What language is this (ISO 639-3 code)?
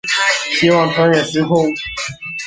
zho